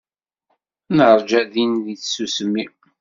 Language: Kabyle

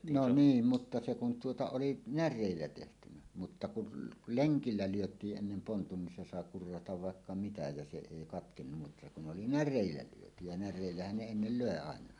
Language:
Finnish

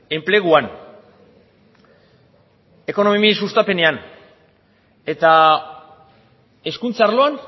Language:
Basque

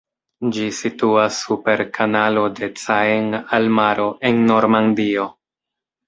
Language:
Esperanto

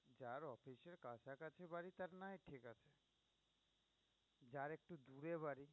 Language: Bangla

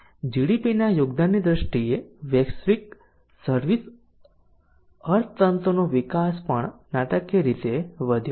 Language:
Gujarati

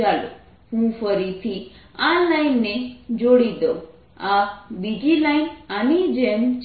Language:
Gujarati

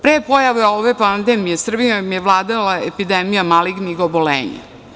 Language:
Serbian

